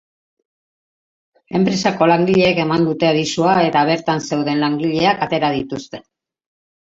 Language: Basque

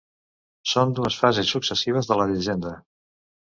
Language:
Catalan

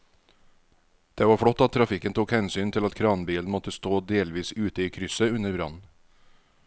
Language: Norwegian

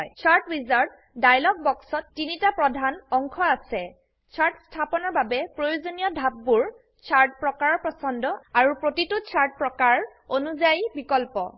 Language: Assamese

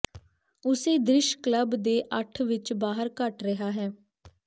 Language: Punjabi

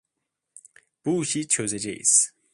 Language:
Turkish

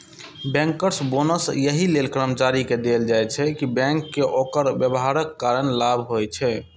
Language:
Maithili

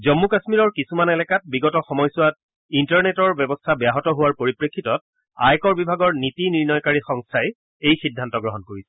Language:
Assamese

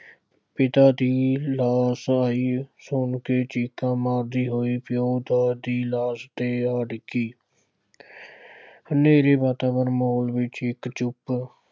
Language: Punjabi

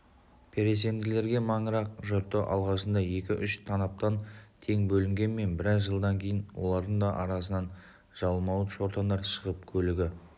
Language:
Kazakh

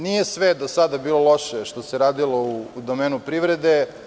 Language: Serbian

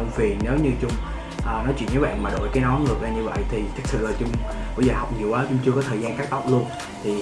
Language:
Vietnamese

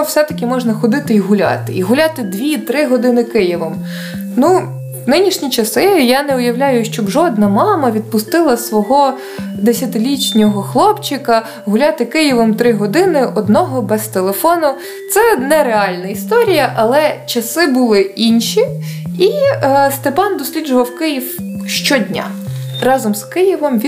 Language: Ukrainian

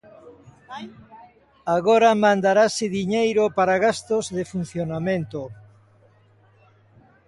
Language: Galician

